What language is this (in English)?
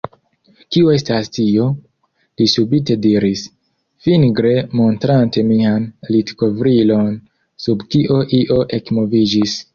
Esperanto